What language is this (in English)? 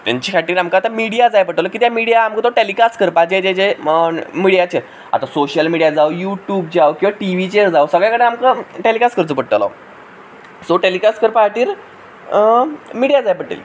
Konkani